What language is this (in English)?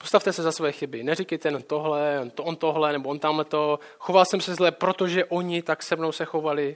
Czech